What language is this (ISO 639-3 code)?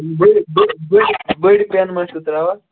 kas